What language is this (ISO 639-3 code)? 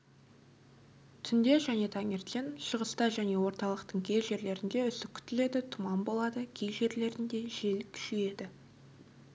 kaz